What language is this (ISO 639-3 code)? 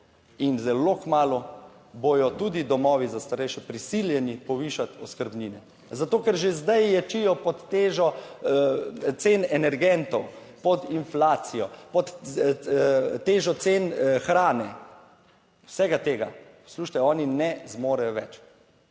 slv